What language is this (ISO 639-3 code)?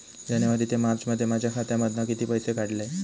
mar